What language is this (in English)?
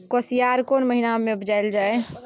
Maithili